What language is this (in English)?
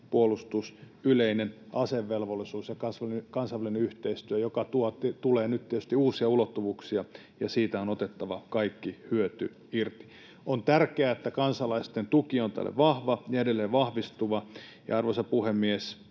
Finnish